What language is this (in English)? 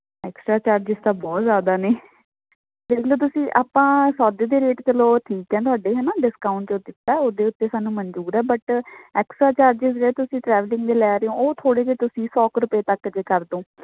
Punjabi